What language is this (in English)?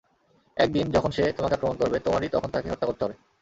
Bangla